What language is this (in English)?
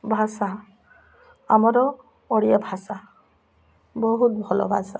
Odia